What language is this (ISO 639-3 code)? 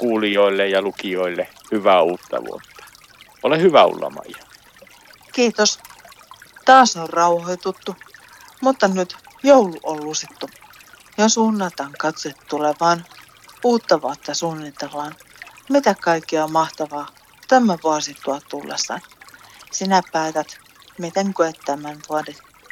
fin